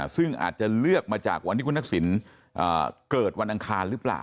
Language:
Thai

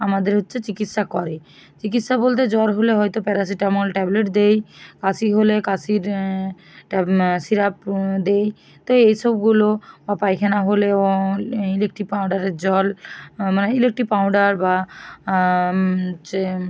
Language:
Bangla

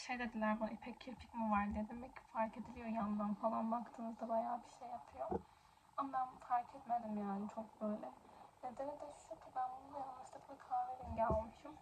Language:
Turkish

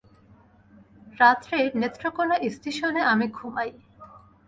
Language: Bangla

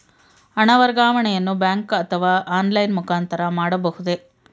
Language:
Kannada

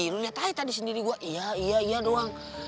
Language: Indonesian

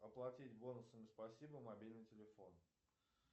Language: Russian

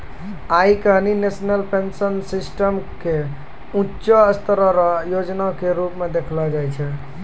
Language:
Maithili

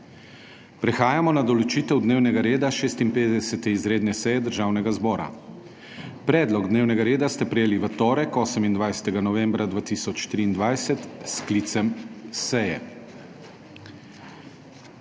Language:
Slovenian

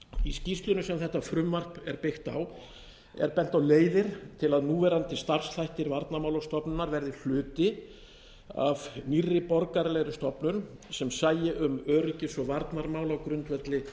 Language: Icelandic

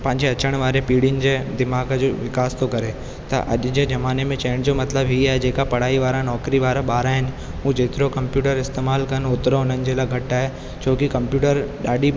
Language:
Sindhi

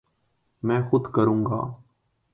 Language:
Urdu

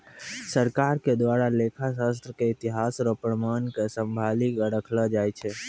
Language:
Maithili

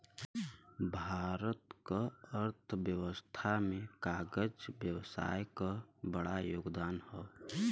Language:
Bhojpuri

